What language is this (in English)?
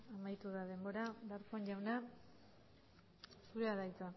Basque